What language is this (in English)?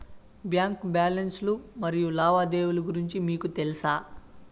Telugu